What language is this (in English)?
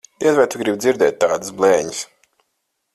Latvian